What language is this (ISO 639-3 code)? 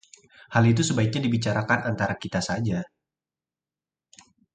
ind